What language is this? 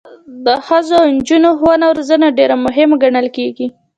Pashto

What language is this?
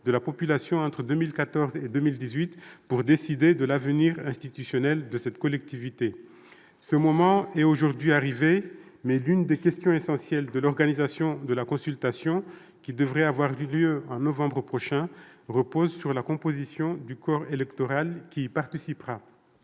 French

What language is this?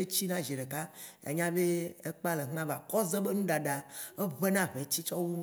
Waci Gbe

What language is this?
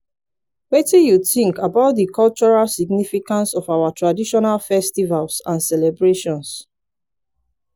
Nigerian Pidgin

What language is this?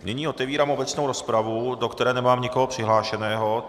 Czech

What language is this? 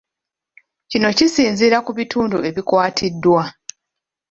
Ganda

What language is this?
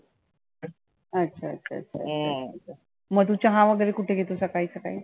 Marathi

